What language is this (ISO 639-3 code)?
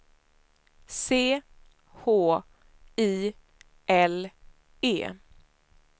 swe